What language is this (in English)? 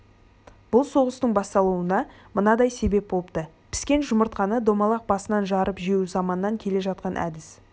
Kazakh